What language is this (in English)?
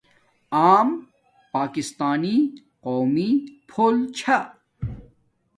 Domaaki